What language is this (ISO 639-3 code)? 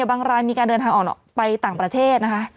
tha